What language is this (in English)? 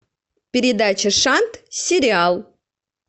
Russian